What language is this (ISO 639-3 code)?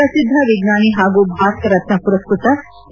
kan